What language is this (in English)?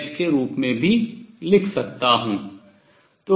Hindi